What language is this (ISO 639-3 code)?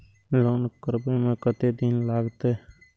mai